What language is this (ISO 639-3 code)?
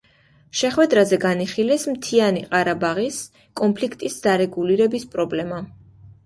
kat